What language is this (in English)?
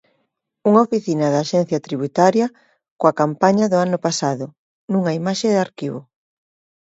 Galician